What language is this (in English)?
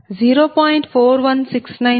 Telugu